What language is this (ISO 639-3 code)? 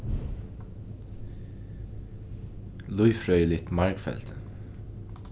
fao